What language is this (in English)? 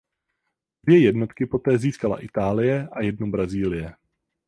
Czech